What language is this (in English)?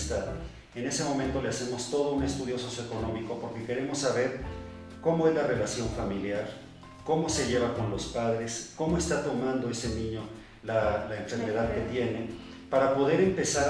Spanish